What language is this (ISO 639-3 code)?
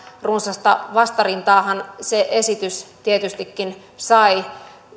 fin